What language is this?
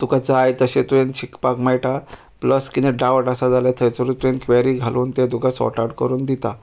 Konkani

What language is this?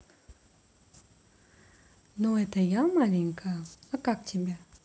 Russian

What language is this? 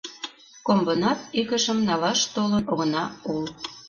Mari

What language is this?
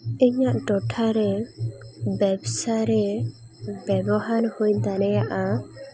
Santali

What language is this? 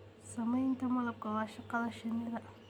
Somali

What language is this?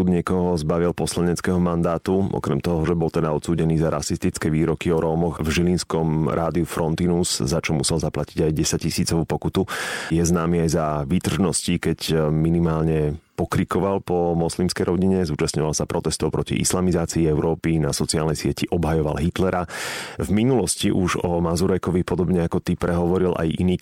Slovak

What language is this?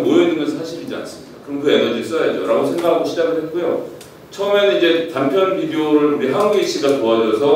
Korean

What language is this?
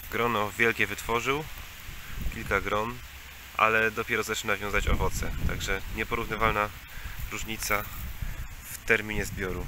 Polish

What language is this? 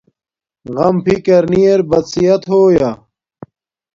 Domaaki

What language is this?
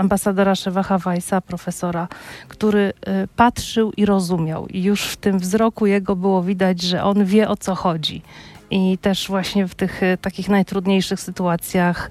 Polish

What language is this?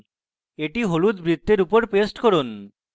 Bangla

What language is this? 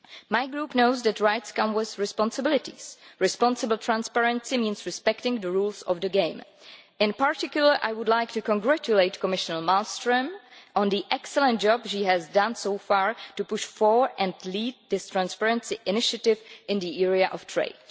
English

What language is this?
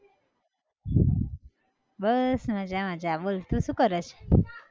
Gujarati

